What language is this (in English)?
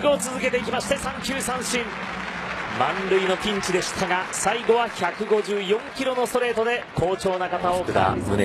Japanese